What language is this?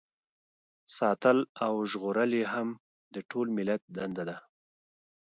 Pashto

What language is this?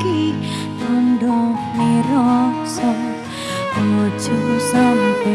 Indonesian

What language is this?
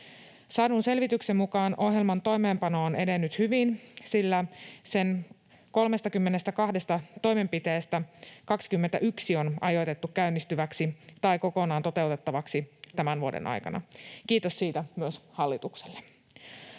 Finnish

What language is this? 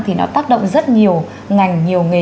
Vietnamese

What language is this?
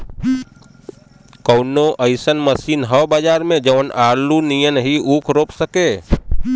Bhojpuri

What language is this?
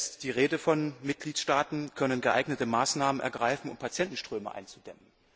German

